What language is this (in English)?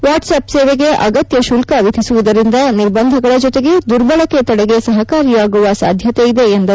Kannada